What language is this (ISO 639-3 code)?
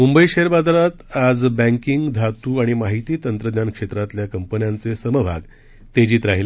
mar